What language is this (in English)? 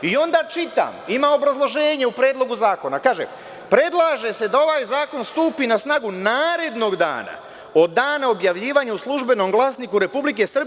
Serbian